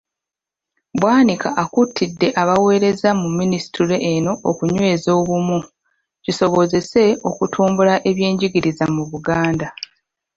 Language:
Ganda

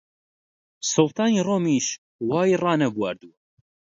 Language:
Central Kurdish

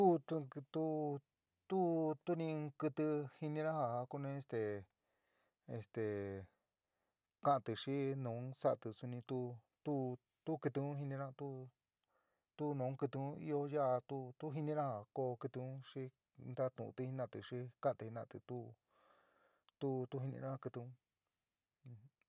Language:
San Miguel El Grande Mixtec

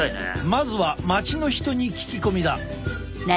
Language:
Japanese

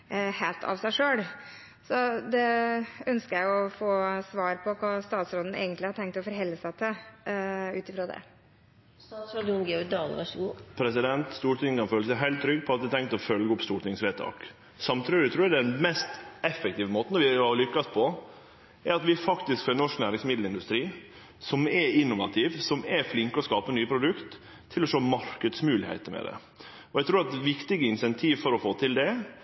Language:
Norwegian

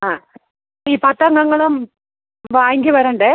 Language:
Malayalam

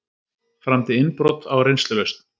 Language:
Icelandic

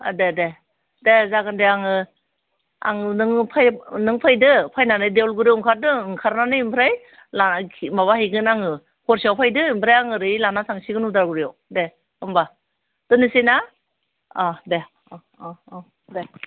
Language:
Bodo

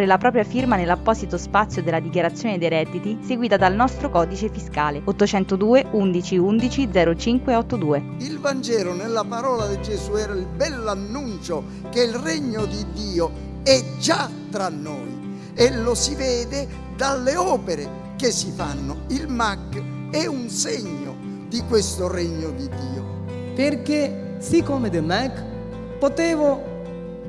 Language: Italian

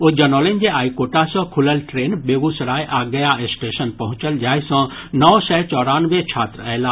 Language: Maithili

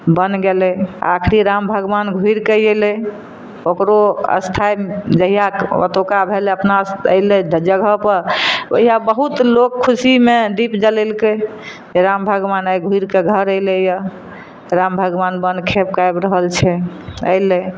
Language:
Maithili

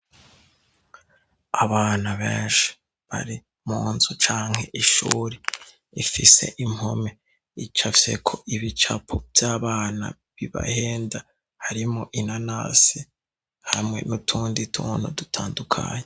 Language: Rundi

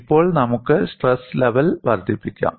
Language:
Malayalam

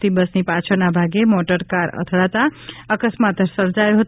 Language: Gujarati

